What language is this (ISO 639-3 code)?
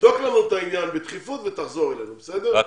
heb